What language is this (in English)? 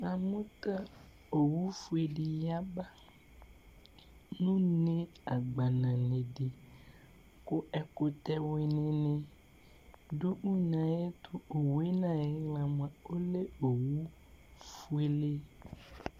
Ikposo